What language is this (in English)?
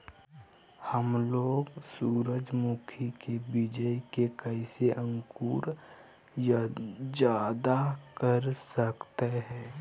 Magahi